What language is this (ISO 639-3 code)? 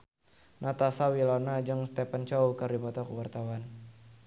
sun